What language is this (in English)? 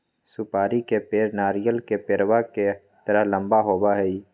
Magahi